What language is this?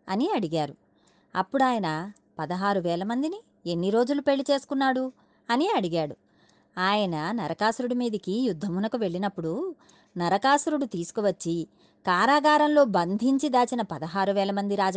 Telugu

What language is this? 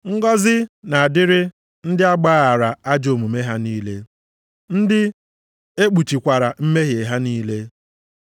Igbo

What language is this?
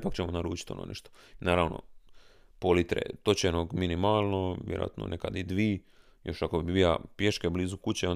Croatian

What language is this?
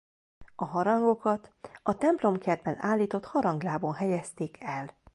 Hungarian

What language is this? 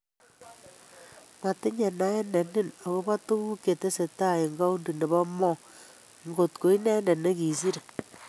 Kalenjin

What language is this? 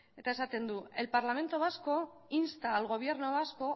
Spanish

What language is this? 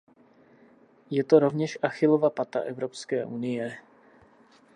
Czech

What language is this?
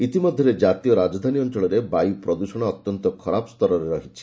Odia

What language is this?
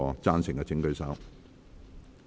Cantonese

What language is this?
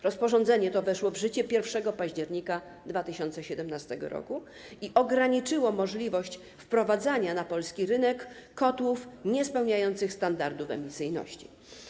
Polish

